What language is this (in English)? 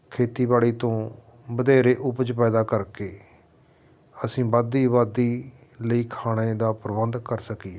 Punjabi